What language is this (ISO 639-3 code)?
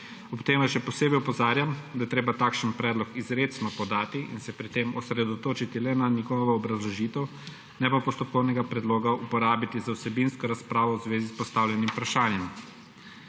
slv